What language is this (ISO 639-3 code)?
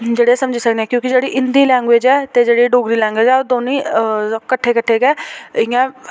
doi